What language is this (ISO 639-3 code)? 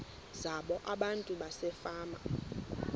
xho